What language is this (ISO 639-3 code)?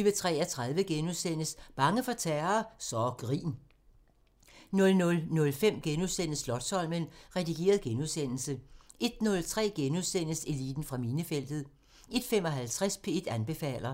dan